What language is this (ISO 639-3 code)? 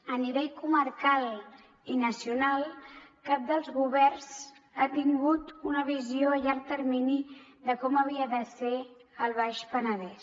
cat